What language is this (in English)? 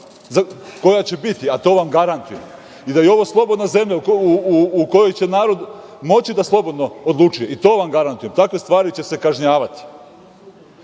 Serbian